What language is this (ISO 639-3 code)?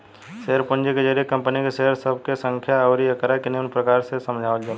bho